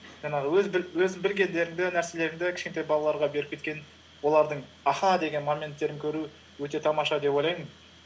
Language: Kazakh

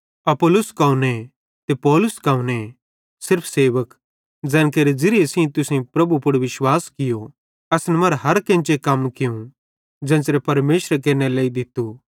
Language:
Bhadrawahi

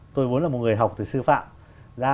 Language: Vietnamese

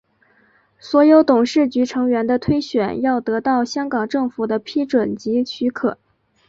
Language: Chinese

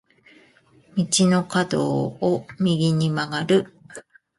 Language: Japanese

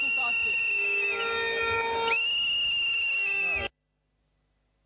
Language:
Serbian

